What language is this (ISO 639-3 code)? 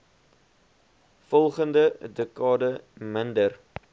afr